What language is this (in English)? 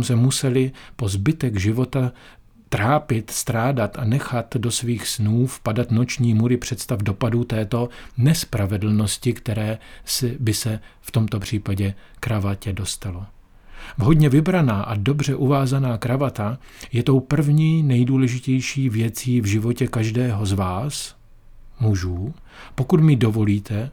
Czech